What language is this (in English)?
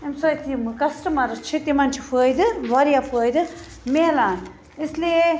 Kashmiri